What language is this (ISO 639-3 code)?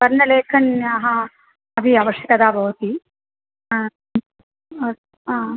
san